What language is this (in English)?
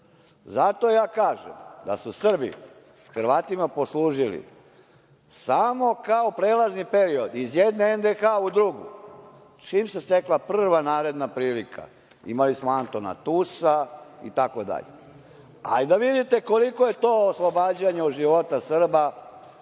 Serbian